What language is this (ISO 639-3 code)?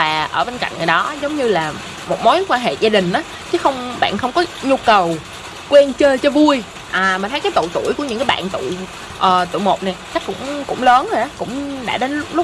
vie